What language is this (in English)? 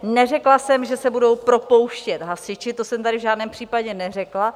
Czech